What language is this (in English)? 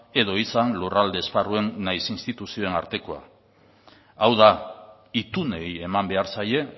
Basque